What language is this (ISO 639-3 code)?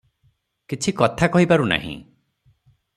ori